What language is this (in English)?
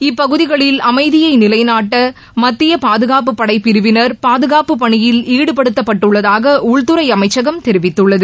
Tamil